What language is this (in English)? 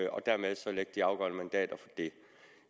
Danish